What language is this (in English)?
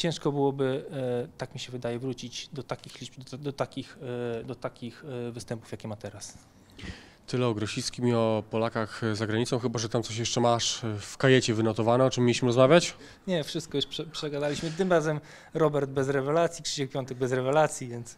Polish